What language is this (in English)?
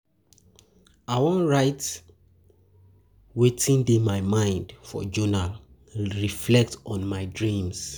Nigerian Pidgin